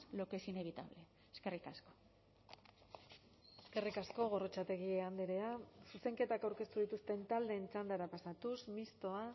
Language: Basque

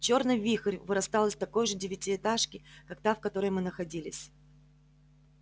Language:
Russian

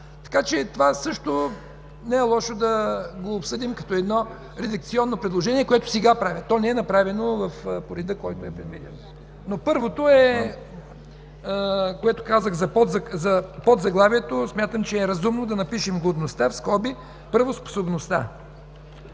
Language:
Bulgarian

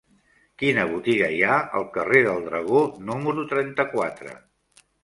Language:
Catalan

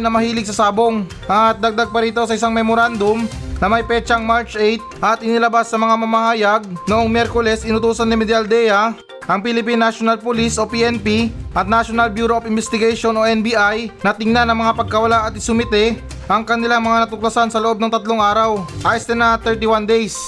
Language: Filipino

